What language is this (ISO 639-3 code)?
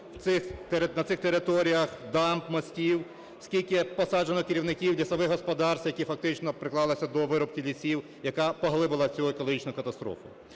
ukr